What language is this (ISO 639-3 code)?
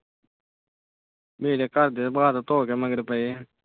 pan